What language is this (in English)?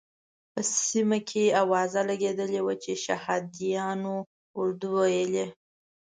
Pashto